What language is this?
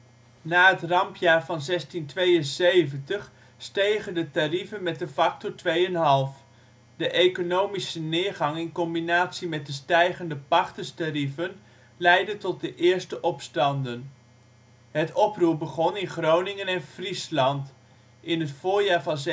Dutch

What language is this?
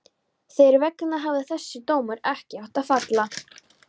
Icelandic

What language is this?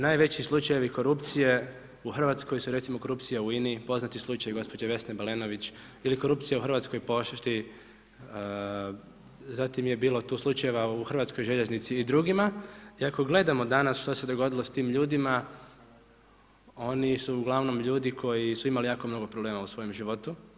Croatian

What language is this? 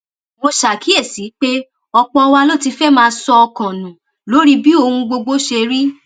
Yoruba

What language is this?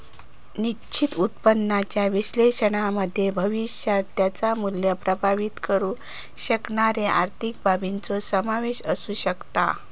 Marathi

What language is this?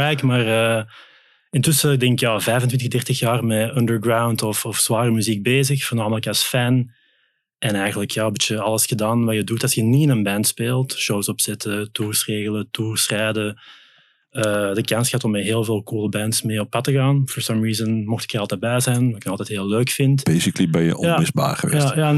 Dutch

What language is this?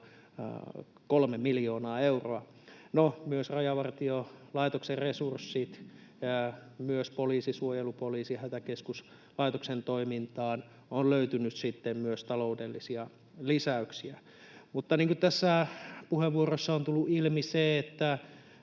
Finnish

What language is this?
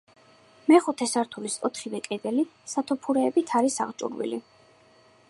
Georgian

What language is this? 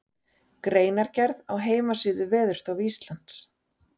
Icelandic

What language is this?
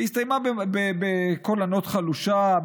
Hebrew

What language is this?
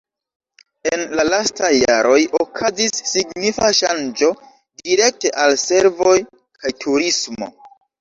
Esperanto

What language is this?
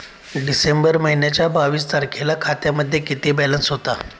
Marathi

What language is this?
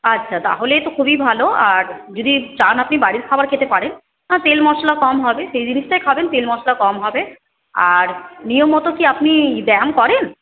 Bangla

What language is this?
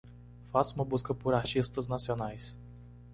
Portuguese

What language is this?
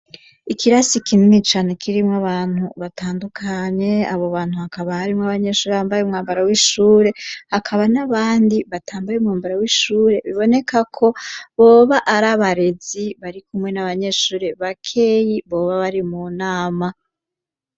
Rundi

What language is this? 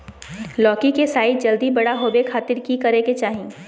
Magahi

